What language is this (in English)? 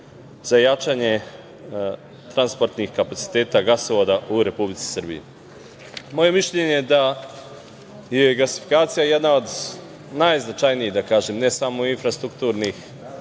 Serbian